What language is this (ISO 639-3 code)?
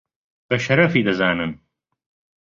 ckb